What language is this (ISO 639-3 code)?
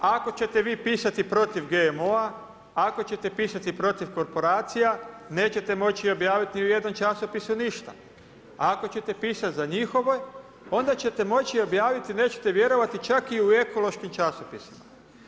hrv